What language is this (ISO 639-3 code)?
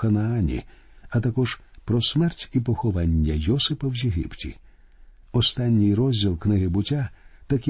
ukr